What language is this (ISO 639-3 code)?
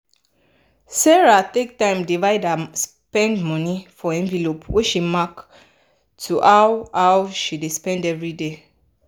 pcm